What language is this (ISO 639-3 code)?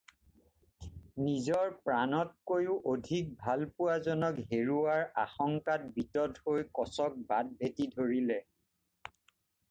asm